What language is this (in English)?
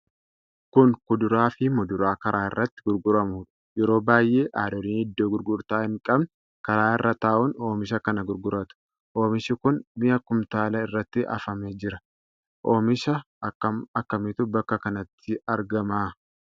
Oromo